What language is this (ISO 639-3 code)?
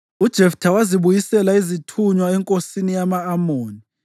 nde